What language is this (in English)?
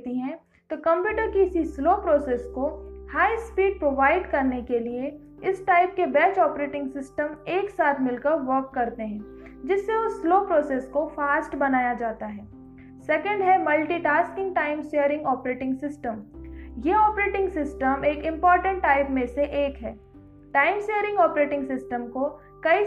Hindi